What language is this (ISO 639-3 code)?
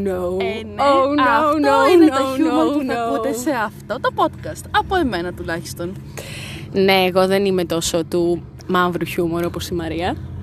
ell